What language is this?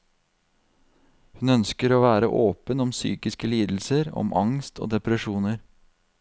Norwegian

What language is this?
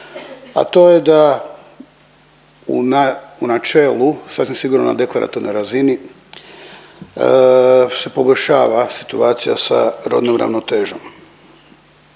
Croatian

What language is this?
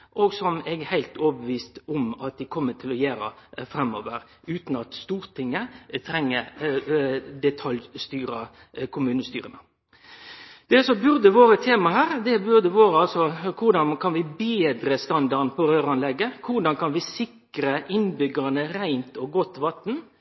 Norwegian Nynorsk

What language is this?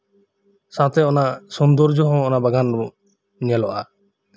Santali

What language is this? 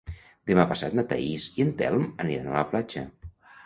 Catalan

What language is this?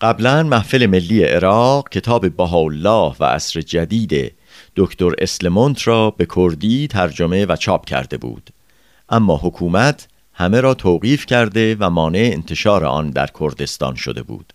Persian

